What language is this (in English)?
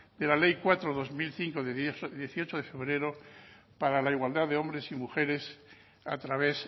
Spanish